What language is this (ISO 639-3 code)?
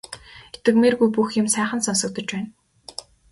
mon